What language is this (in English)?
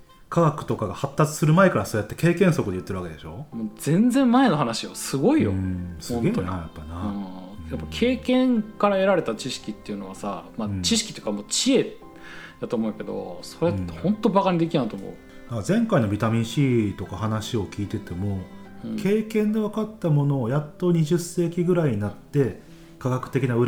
Japanese